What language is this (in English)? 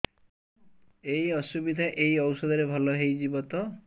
Odia